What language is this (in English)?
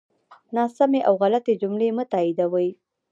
Pashto